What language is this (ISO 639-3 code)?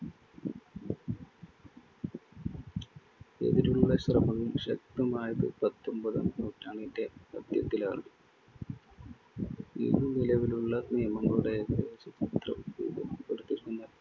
mal